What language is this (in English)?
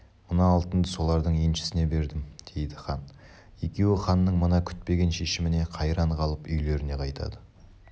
Kazakh